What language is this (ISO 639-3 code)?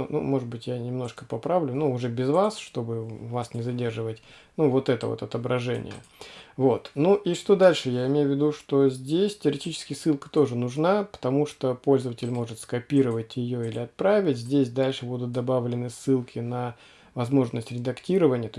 rus